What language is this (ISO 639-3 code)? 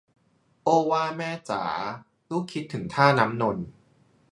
tha